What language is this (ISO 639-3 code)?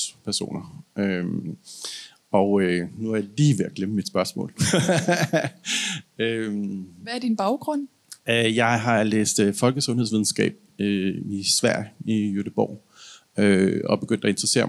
dan